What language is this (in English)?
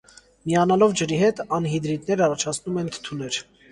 Armenian